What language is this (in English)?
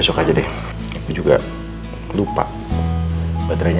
Indonesian